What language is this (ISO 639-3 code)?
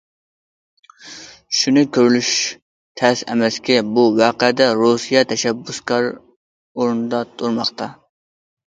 uig